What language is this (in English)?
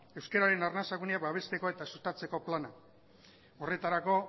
Basque